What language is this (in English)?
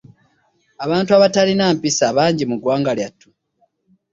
Ganda